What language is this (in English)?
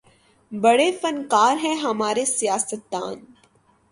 Urdu